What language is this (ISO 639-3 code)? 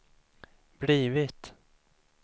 swe